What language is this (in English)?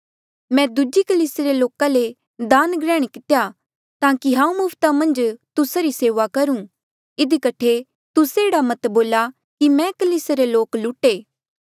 Mandeali